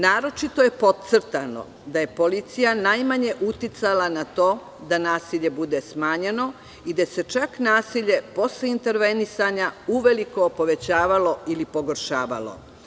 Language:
Serbian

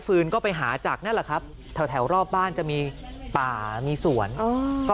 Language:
Thai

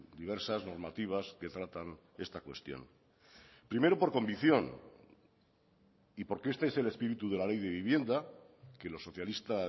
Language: Spanish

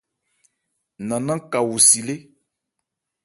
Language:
Ebrié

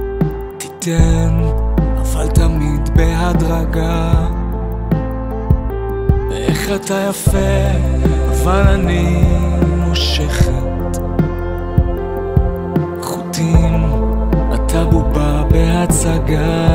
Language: Hebrew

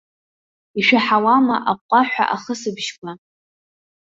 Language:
Abkhazian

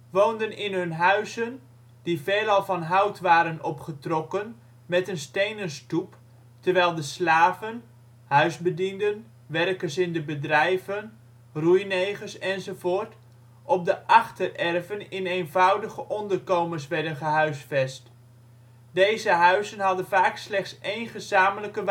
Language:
Dutch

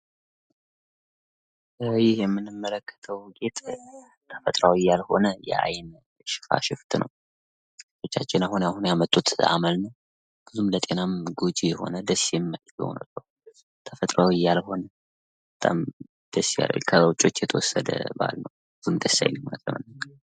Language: Amharic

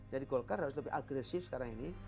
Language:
Indonesian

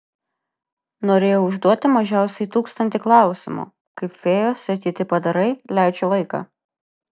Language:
Lithuanian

